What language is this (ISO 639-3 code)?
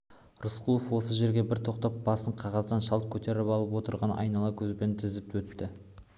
kaz